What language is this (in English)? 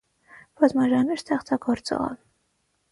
Armenian